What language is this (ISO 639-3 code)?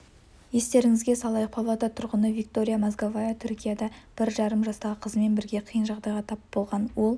kaz